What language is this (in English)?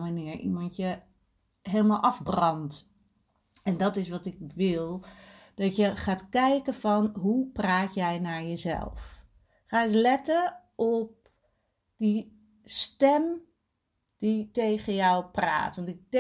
Dutch